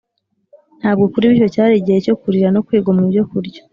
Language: Kinyarwanda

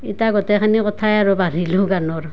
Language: Assamese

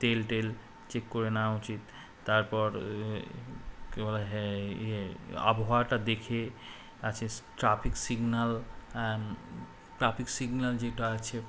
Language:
Bangla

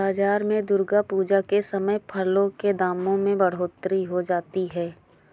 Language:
Hindi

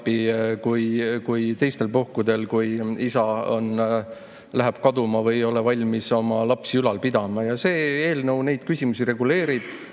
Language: Estonian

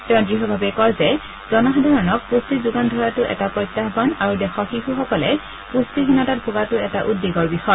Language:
Assamese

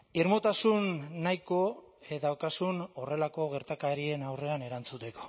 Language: Basque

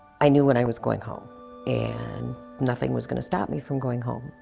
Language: English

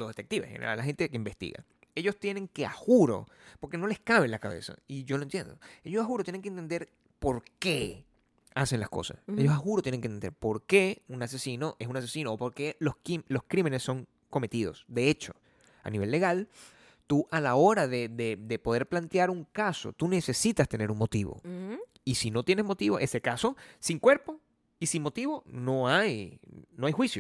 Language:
Spanish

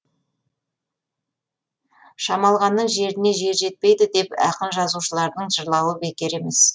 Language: Kazakh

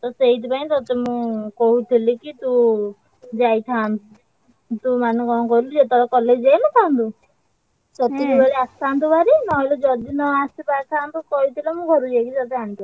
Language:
Odia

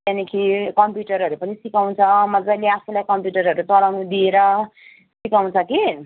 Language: Nepali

